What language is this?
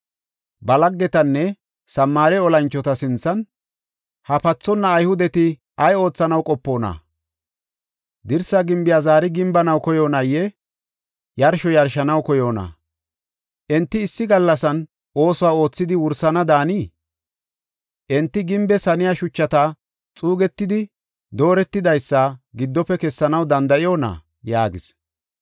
Gofa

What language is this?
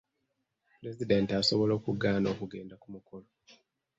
Ganda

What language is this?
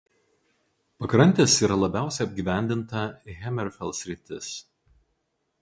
Lithuanian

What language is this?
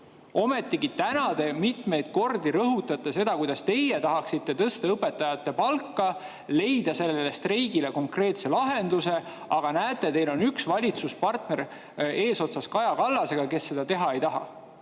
Estonian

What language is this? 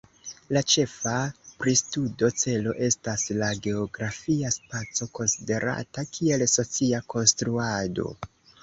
Esperanto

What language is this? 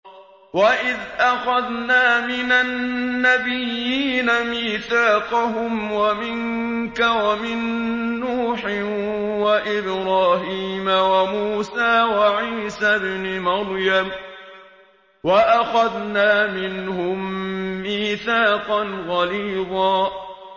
Arabic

